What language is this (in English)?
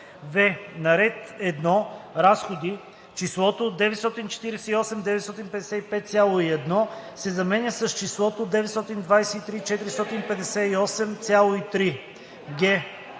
Bulgarian